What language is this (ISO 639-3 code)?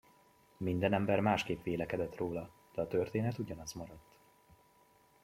hun